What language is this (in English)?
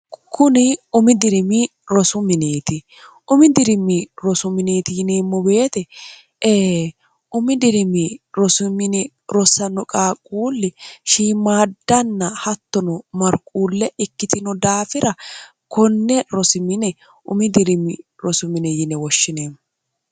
Sidamo